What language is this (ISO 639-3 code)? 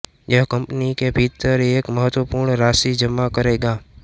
hin